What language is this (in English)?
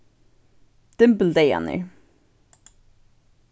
Faroese